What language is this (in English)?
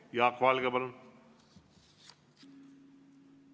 Estonian